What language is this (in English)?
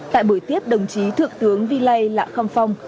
Vietnamese